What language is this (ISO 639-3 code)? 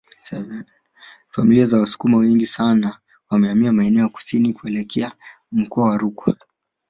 swa